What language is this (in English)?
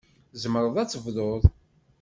Kabyle